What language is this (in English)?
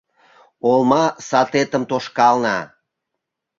Mari